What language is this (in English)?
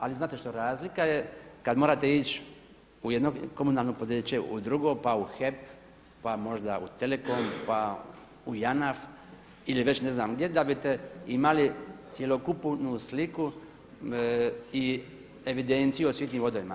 Croatian